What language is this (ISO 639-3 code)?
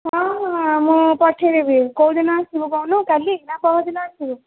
ori